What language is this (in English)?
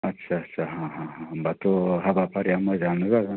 Bodo